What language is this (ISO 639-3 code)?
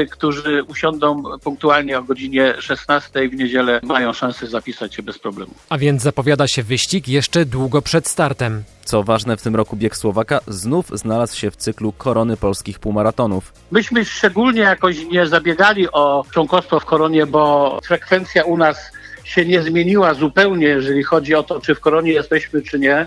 pol